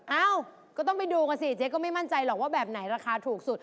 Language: Thai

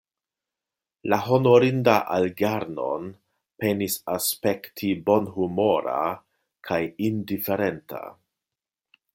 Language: Esperanto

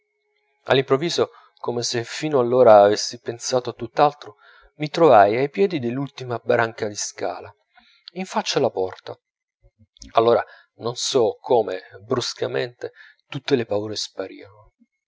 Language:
Italian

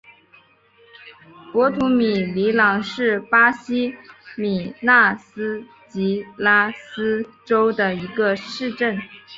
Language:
Chinese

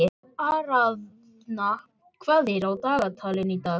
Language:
Icelandic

